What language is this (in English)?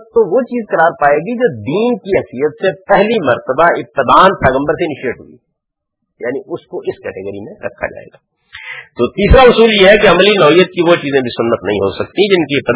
Urdu